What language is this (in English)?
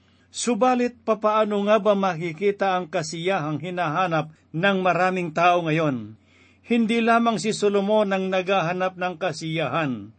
Filipino